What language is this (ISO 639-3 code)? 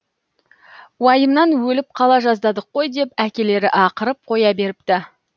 kaz